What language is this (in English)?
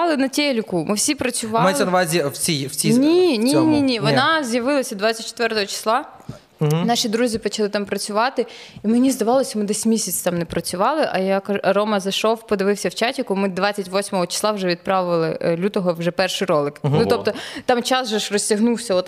Ukrainian